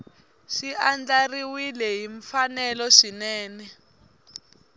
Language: Tsonga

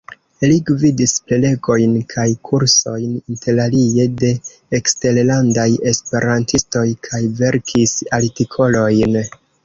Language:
Esperanto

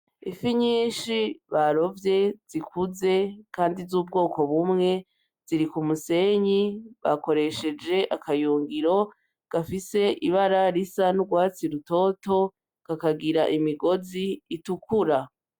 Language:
Rundi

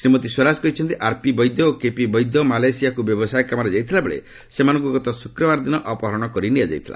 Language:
Odia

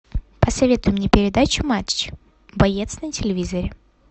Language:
Russian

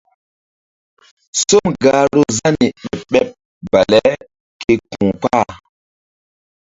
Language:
Mbum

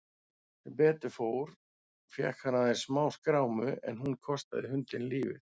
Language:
Icelandic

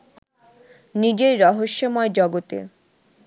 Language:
Bangla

